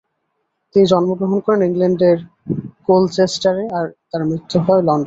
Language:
Bangla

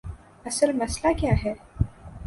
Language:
Urdu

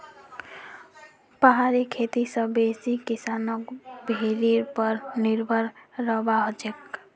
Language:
Magahi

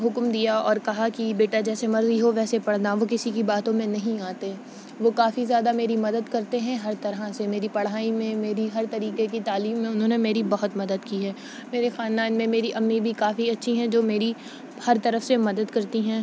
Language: Urdu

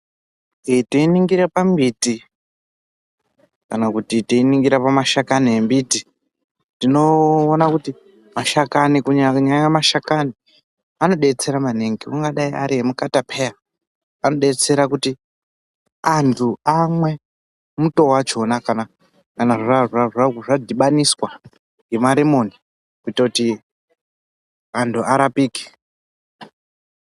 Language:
Ndau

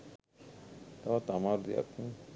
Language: Sinhala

